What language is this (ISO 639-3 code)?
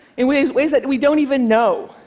eng